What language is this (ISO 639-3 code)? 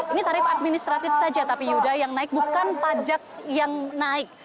ind